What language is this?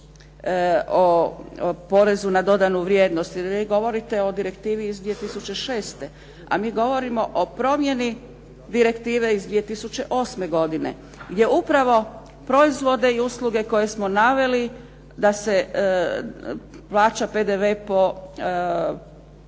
Croatian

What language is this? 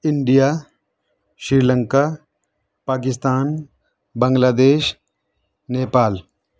Urdu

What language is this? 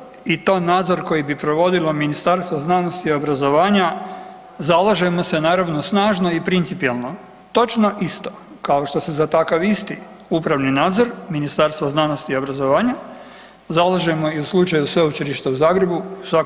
Croatian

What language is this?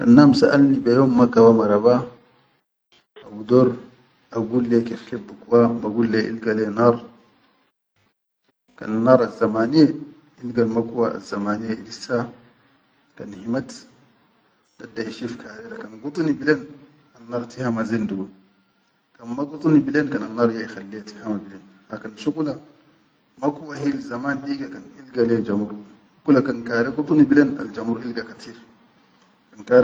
Chadian Arabic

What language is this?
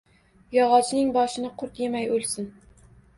Uzbek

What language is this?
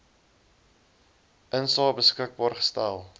Afrikaans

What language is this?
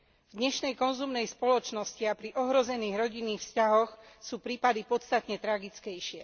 Slovak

